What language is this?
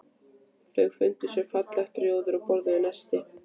Icelandic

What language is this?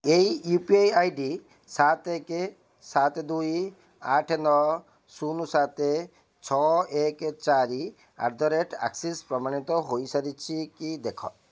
Odia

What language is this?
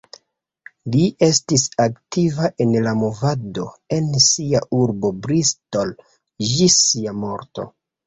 Esperanto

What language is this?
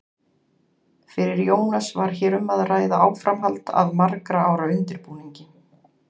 Icelandic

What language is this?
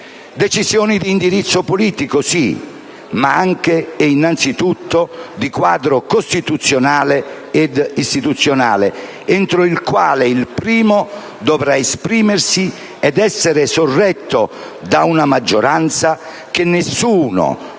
Italian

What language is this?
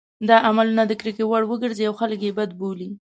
Pashto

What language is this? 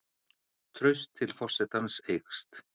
Icelandic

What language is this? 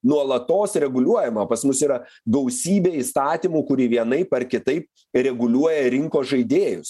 Lithuanian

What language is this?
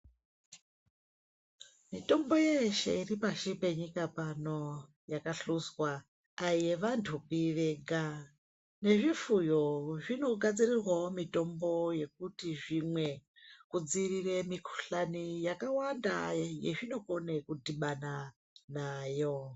Ndau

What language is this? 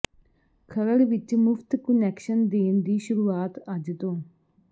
Punjabi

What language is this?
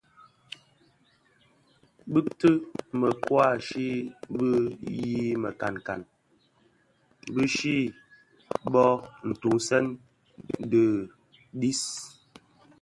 Bafia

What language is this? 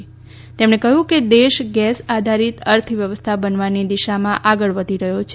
Gujarati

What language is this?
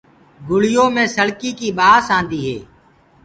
Gurgula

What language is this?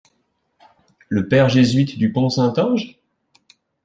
French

